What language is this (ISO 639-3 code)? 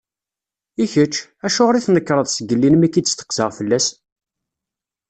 kab